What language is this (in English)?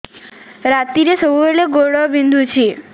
Odia